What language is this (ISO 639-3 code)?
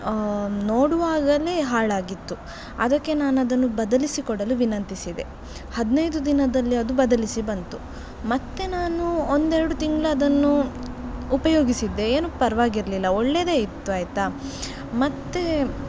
kan